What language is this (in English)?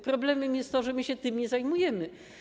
Polish